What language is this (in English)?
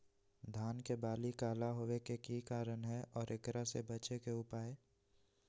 Magahi